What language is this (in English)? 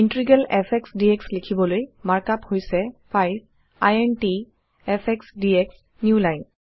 Assamese